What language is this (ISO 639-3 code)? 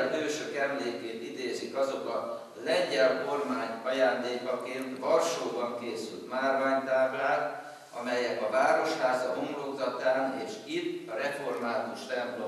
hun